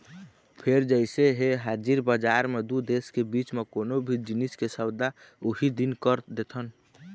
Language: Chhattisgarhi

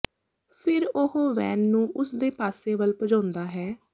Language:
Punjabi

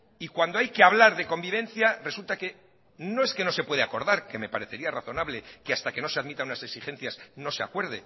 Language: Spanish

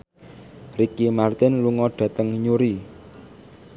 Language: Javanese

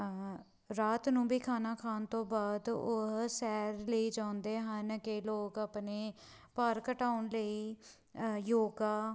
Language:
Punjabi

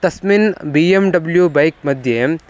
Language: Sanskrit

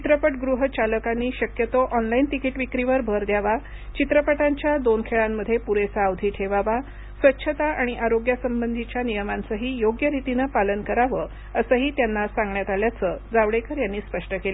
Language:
Marathi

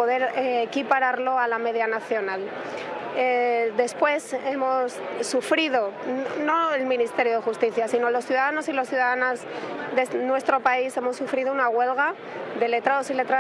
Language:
Spanish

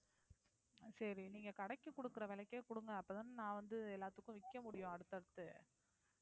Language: Tamil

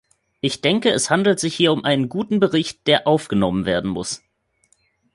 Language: German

